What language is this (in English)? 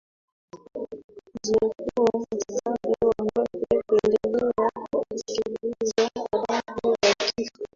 Swahili